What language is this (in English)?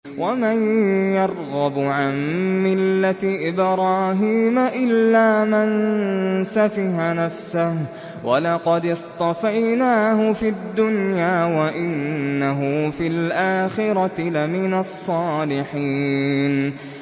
Arabic